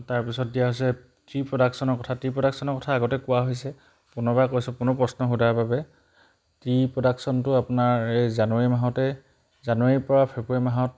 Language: Assamese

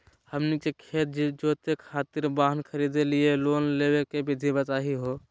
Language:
Magahi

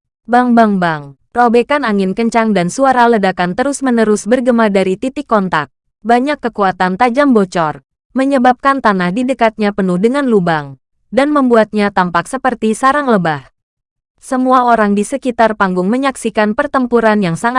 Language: Indonesian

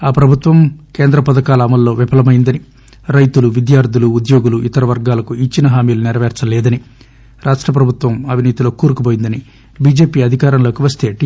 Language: Telugu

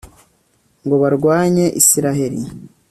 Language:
Kinyarwanda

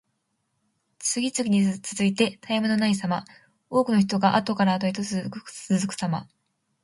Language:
Japanese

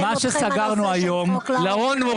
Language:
Hebrew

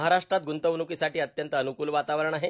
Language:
Marathi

